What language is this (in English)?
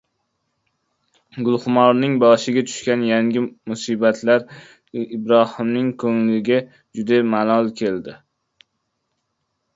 Uzbek